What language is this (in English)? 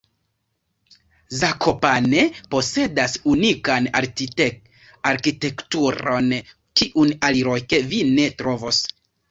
Esperanto